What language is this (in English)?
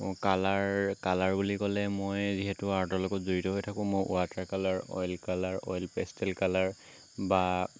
Assamese